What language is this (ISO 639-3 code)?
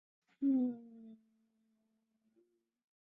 zho